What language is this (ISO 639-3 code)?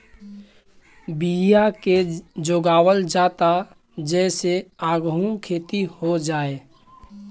bho